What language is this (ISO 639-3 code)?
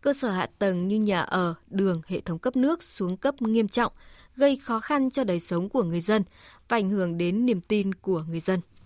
vie